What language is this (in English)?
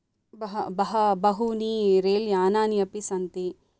Sanskrit